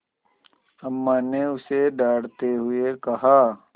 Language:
Hindi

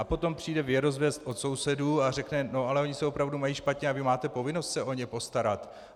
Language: Czech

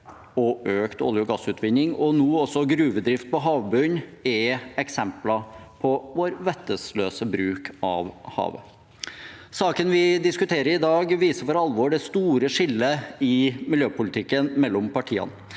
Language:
Norwegian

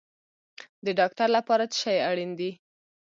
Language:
Pashto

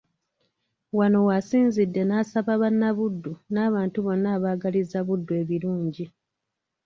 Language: Ganda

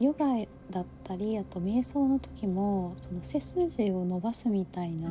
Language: Japanese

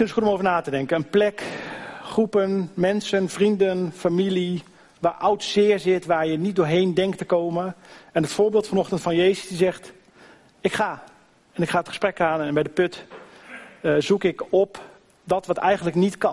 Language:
Dutch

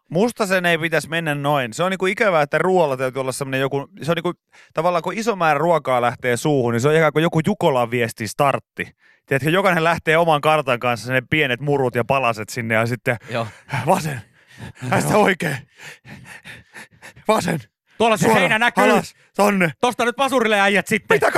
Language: Finnish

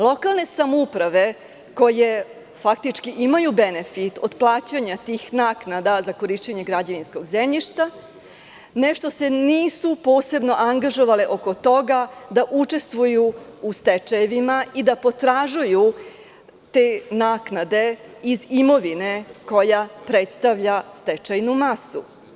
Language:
Serbian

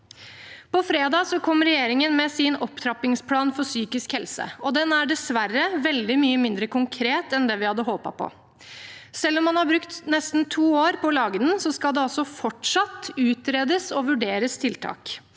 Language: Norwegian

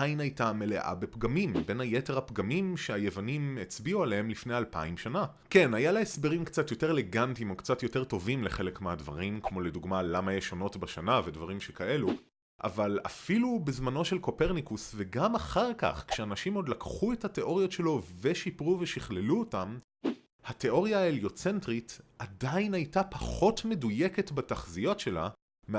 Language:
Hebrew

